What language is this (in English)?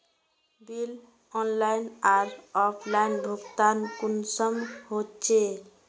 Magahi